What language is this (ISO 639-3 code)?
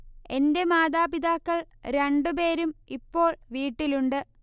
mal